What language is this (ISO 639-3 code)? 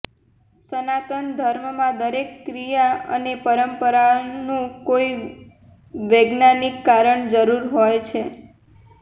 guj